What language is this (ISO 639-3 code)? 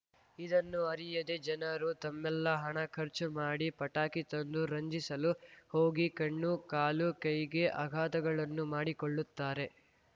kan